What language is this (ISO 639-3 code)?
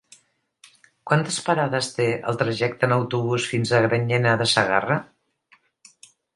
cat